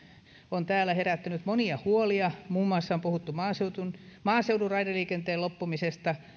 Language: Finnish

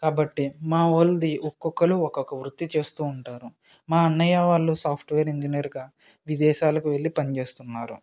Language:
Telugu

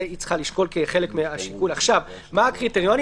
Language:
Hebrew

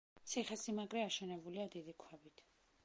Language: Georgian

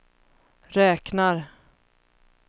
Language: Swedish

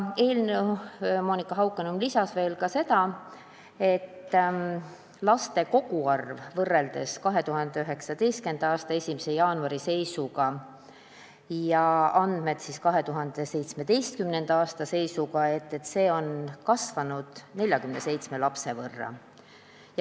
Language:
Estonian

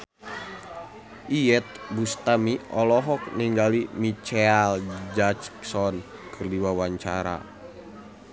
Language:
Sundanese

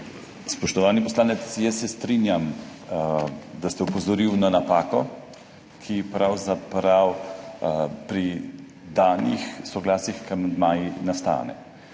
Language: Slovenian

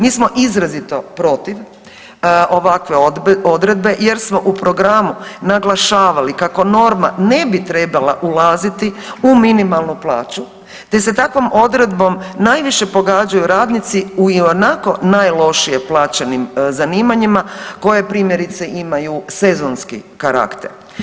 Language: Croatian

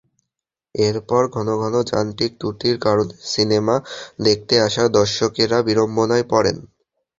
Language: Bangla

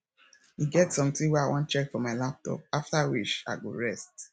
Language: Nigerian Pidgin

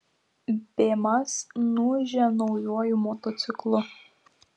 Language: Lithuanian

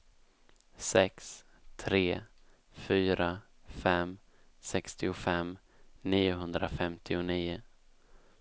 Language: Swedish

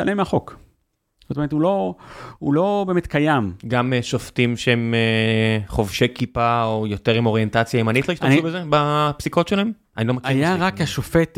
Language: Hebrew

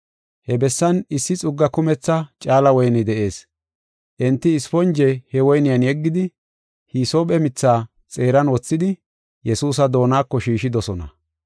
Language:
Gofa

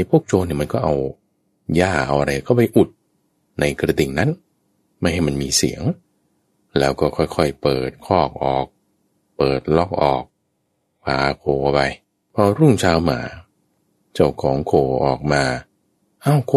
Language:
Thai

